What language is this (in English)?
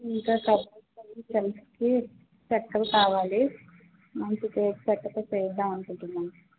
Telugu